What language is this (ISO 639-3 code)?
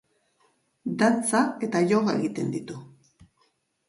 eus